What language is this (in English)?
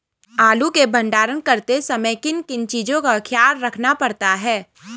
Hindi